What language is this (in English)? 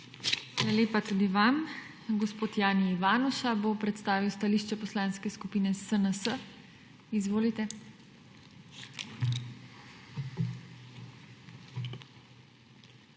Slovenian